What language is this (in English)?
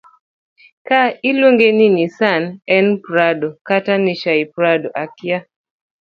Luo (Kenya and Tanzania)